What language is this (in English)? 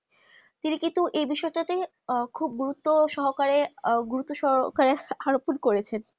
Bangla